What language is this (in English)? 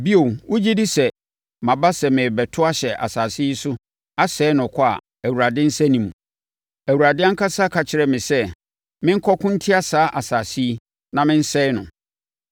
Akan